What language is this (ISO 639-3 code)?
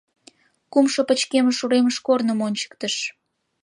chm